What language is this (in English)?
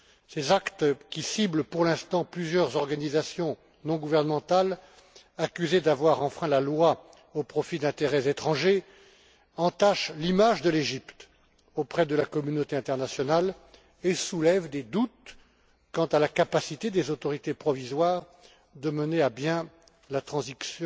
French